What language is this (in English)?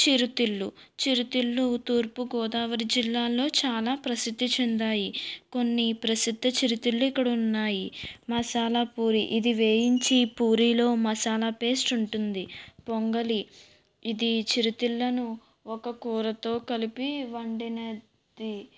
Telugu